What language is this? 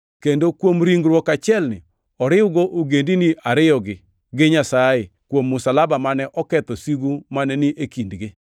Luo (Kenya and Tanzania)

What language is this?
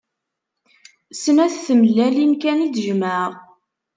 Kabyle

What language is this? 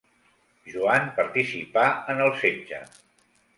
Catalan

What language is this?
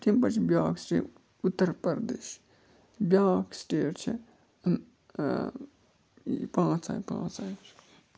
Kashmiri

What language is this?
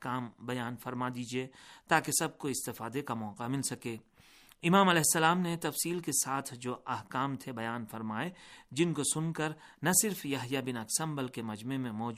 Urdu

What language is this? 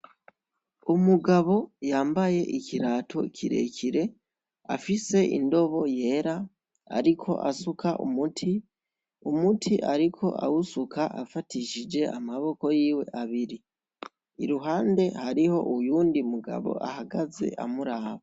Rundi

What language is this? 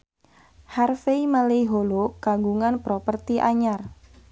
Sundanese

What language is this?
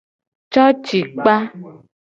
Gen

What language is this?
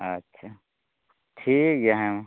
Santali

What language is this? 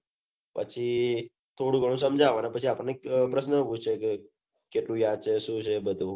Gujarati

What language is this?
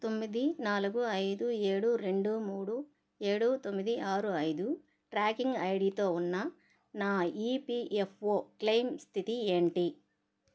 Telugu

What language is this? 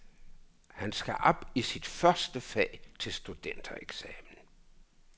Danish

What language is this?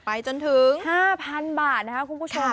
Thai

